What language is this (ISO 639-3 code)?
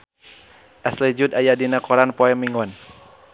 sun